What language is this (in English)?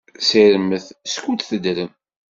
Kabyle